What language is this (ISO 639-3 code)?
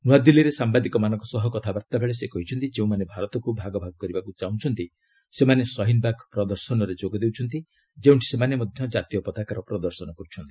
ori